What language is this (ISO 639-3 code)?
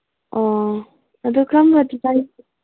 mni